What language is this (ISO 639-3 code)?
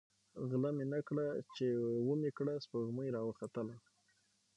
pus